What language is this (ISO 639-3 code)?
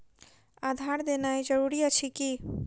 mai